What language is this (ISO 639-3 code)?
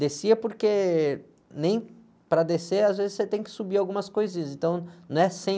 por